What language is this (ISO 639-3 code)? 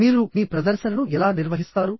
tel